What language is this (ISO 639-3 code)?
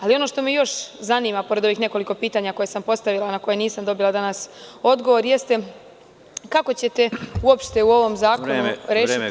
srp